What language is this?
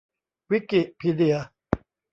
Thai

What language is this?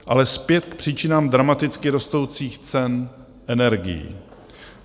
Czech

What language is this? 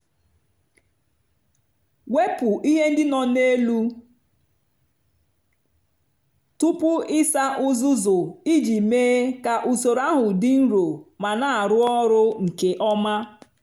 Igbo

